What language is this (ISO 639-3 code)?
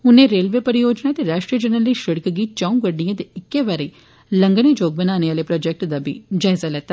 doi